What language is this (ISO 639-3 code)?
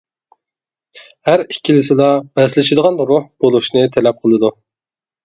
uig